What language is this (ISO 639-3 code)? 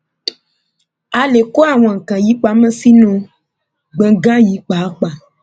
yor